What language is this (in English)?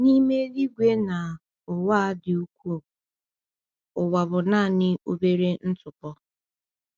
Igbo